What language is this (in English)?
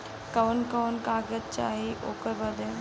Bhojpuri